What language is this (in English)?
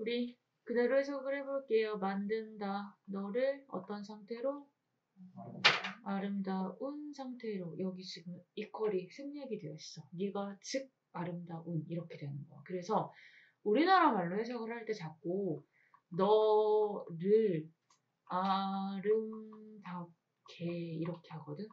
Korean